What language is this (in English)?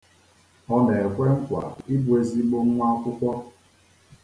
Igbo